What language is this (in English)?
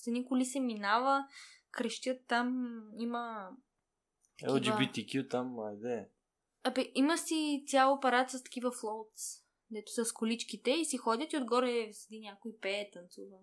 Bulgarian